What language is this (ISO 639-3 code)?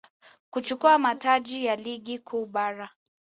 swa